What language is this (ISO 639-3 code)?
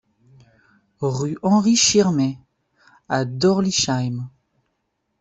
fra